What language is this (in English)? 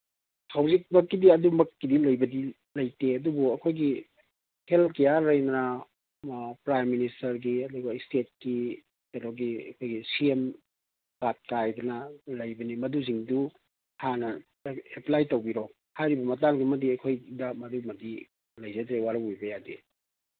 Manipuri